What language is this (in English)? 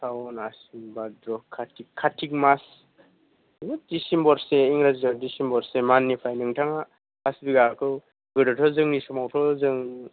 Bodo